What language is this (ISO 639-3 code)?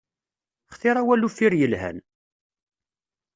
kab